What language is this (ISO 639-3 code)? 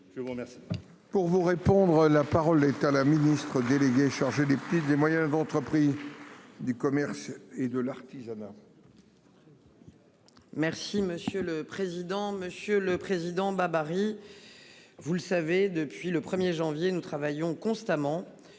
fra